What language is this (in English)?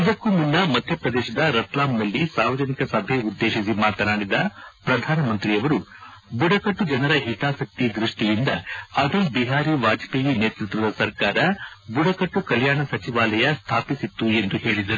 Kannada